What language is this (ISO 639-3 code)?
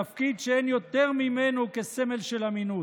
heb